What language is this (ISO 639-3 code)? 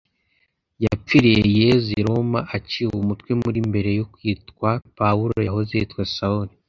kin